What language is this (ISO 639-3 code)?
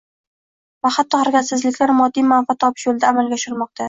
uzb